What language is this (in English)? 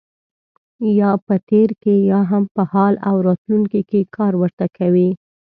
Pashto